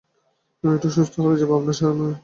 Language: Bangla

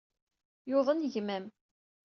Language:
Kabyle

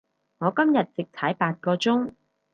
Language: Cantonese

